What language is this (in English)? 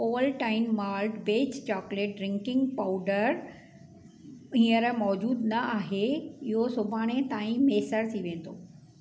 Sindhi